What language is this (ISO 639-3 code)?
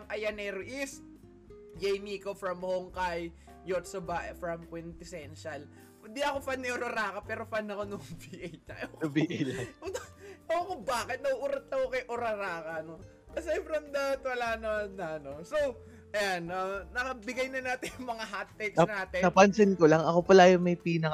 fil